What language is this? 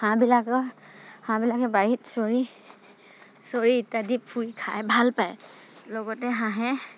Assamese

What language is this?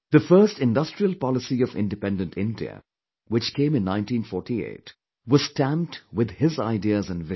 English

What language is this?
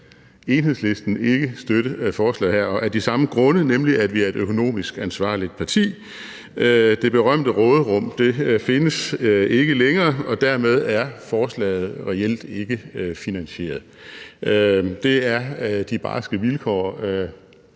Danish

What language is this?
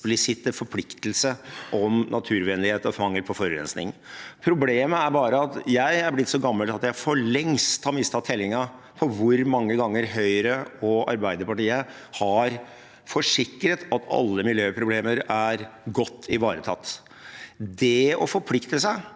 Norwegian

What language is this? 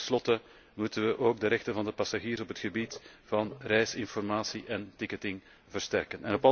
Dutch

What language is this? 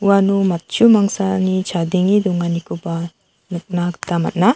Garo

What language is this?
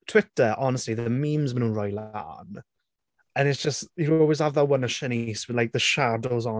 Welsh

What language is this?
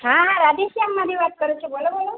Gujarati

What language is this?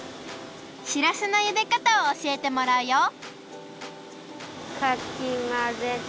Japanese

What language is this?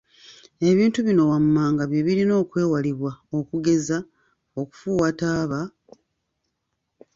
Ganda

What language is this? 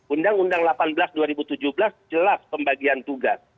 Indonesian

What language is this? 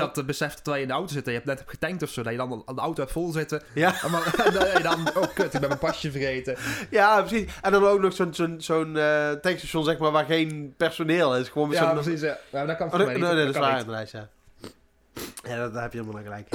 Dutch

